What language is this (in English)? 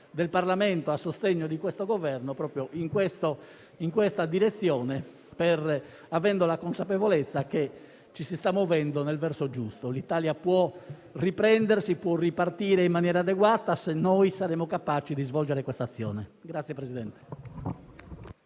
Italian